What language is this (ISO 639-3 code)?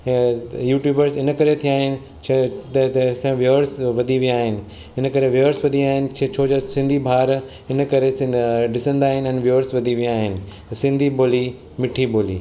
snd